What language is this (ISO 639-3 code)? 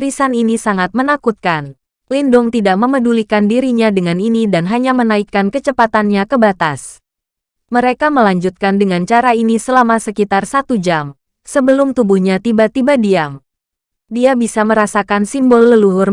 ind